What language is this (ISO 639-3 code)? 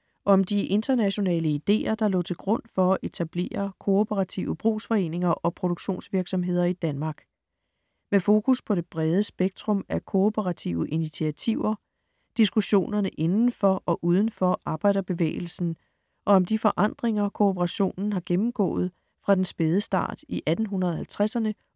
dan